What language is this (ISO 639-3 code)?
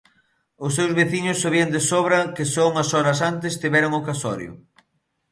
glg